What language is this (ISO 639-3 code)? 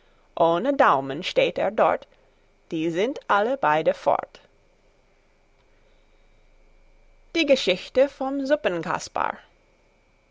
deu